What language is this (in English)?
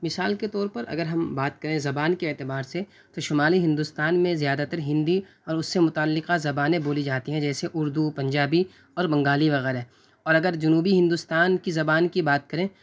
Urdu